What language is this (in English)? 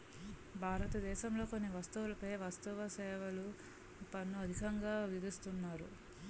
Telugu